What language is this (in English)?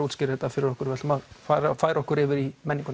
Icelandic